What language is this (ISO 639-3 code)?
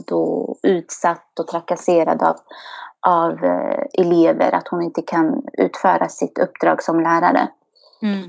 swe